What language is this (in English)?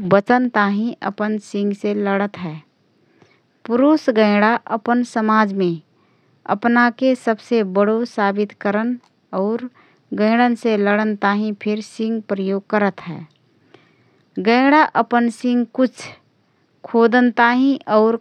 Rana Tharu